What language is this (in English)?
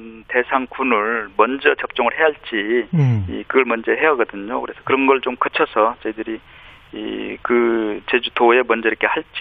Korean